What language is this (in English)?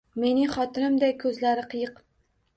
Uzbek